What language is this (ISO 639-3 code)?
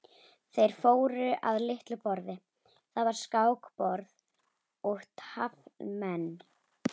isl